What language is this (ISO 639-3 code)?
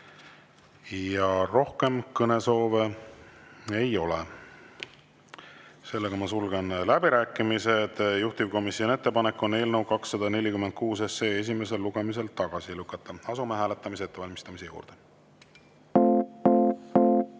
est